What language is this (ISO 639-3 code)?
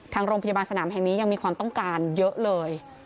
tha